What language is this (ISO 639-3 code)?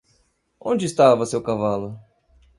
por